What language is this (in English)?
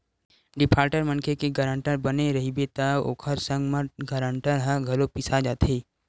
Chhattisgarhi